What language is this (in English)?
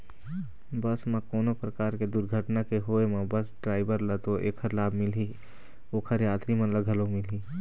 Chhattisgarhi